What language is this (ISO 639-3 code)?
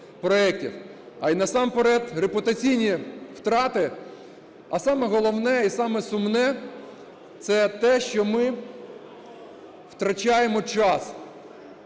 ukr